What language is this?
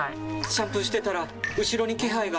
Japanese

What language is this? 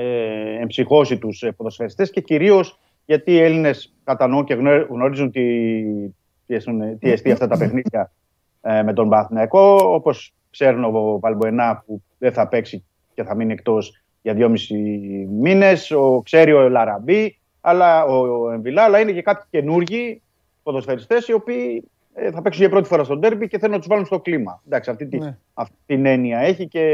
Greek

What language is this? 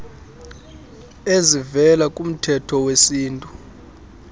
Xhosa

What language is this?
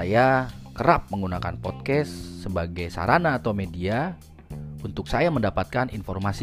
Indonesian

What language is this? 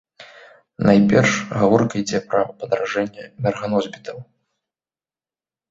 Belarusian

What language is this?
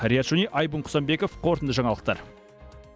Kazakh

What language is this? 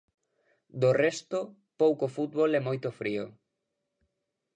Galician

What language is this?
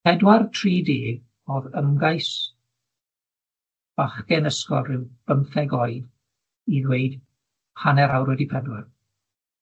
Welsh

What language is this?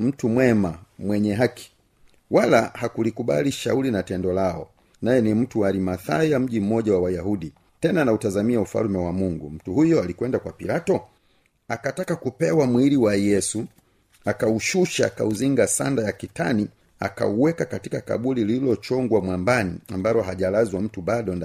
Swahili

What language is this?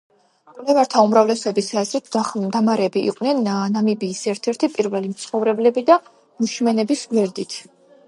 Georgian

